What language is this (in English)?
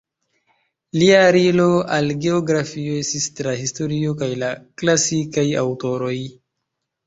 Esperanto